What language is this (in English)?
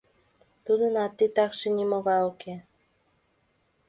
Mari